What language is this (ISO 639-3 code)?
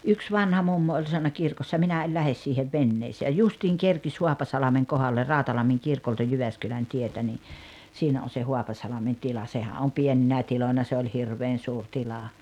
fin